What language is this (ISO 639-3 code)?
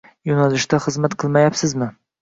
uzb